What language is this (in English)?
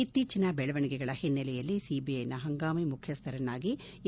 Kannada